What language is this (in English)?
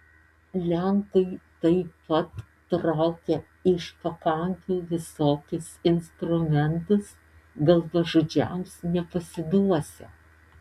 Lithuanian